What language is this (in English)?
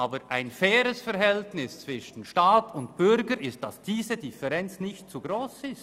Swiss German